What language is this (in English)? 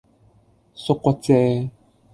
Cantonese